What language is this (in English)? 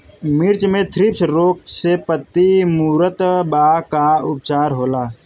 Bhojpuri